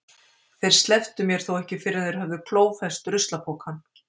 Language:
Icelandic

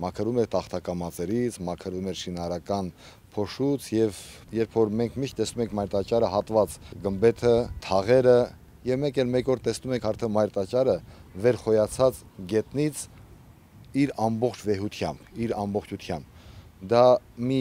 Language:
Romanian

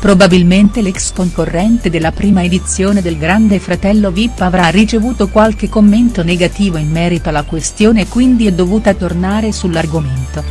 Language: Italian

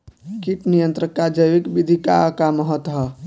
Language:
Bhojpuri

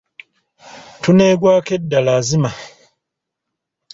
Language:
Ganda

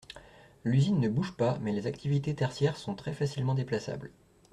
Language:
French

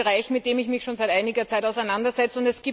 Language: German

